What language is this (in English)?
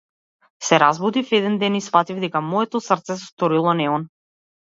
Macedonian